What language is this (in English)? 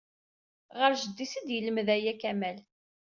Kabyle